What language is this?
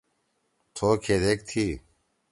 Torwali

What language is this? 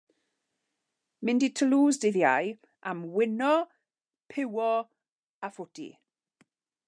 Welsh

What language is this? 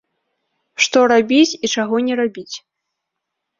Belarusian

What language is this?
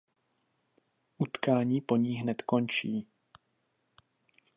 Czech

